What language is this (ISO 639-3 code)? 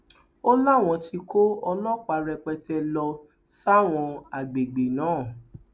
yor